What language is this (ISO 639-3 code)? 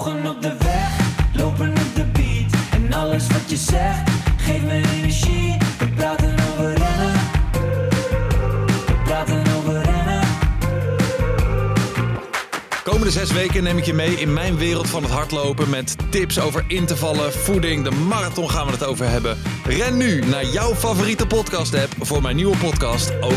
nld